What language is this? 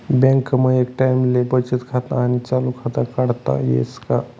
Marathi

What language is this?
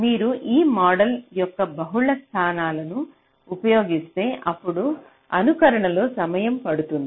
Telugu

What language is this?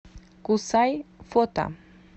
Russian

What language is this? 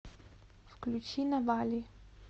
Russian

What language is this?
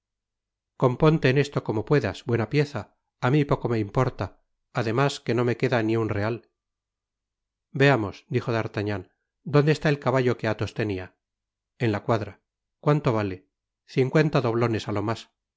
Spanish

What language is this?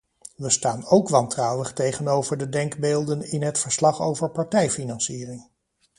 Dutch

